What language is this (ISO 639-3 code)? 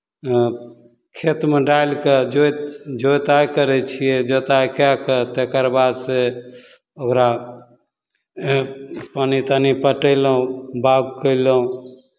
mai